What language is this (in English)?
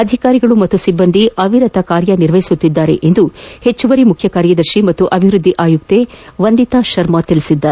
Kannada